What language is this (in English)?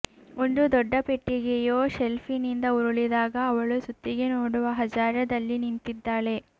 Kannada